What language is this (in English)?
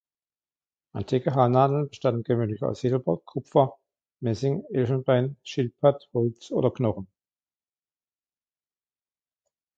German